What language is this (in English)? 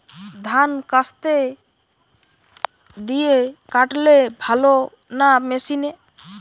Bangla